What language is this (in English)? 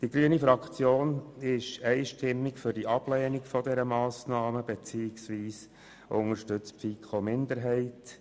Swiss German